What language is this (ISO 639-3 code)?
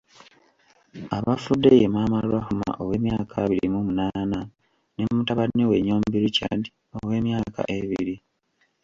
lug